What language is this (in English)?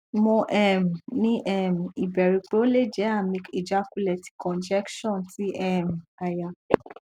Yoruba